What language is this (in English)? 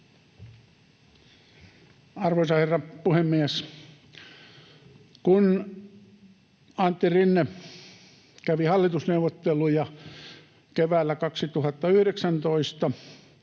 Finnish